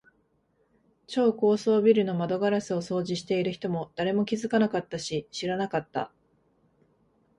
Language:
Japanese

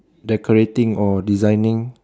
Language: English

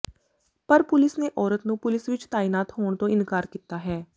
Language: Punjabi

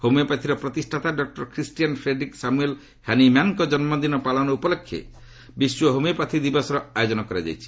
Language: Odia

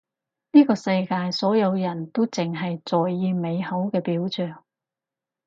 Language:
Cantonese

